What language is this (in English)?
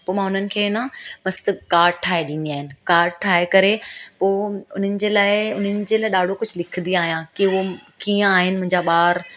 Sindhi